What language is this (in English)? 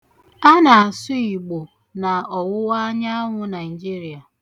Igbo